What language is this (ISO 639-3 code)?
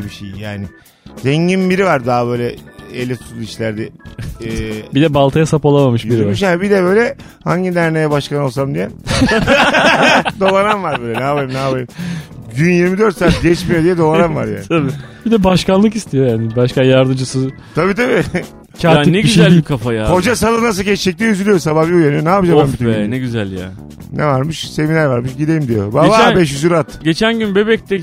tur